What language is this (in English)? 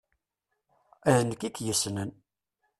Kabyle